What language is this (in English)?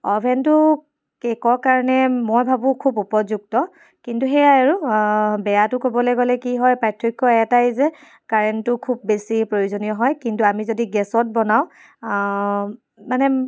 Assamese